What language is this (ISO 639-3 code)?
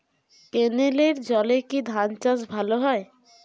ben